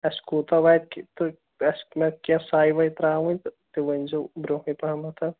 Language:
Kashmiri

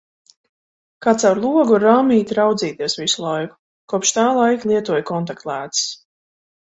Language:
Latvian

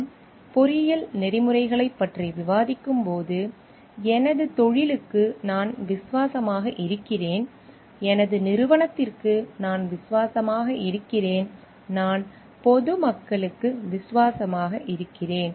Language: Tamil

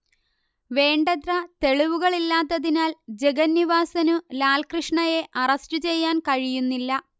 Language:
Malayalam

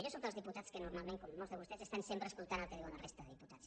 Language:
Catalan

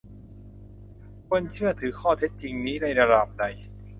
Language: Thai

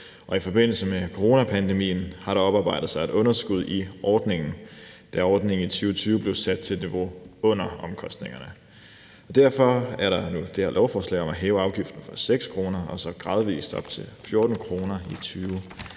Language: Danish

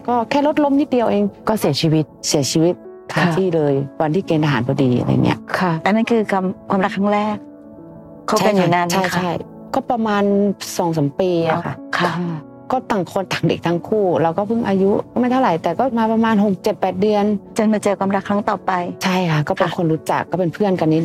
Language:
Thai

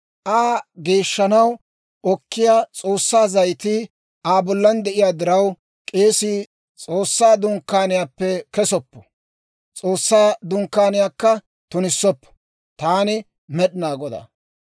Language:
Dawro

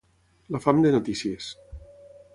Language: Catalan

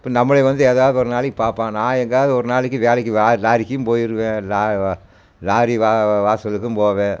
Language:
Tamil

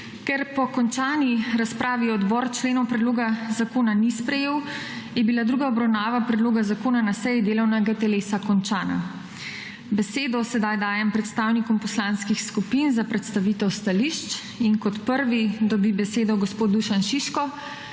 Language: Slovenian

